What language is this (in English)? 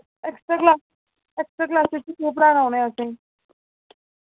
Dogri